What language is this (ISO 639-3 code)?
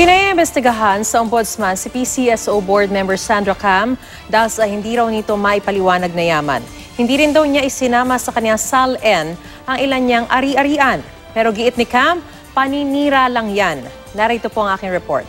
fil